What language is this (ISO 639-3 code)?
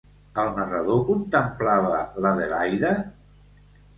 cat